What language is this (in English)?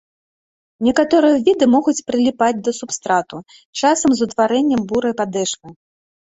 Belarusian